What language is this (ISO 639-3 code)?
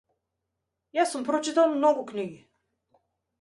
mkd